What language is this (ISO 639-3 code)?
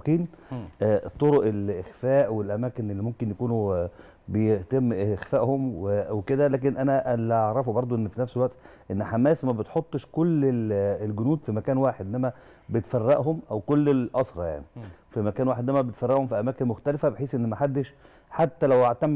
ara